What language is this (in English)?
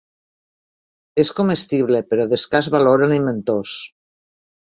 Catalan